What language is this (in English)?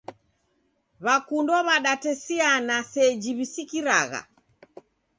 Taita